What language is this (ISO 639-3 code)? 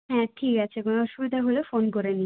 ben